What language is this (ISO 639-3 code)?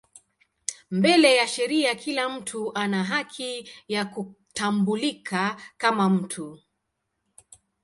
swa